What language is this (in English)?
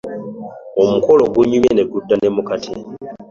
Ganda